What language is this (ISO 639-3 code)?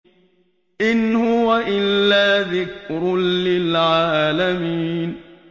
ara